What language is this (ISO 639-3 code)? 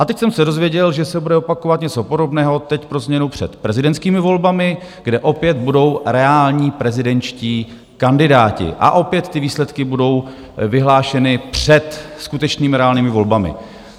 ces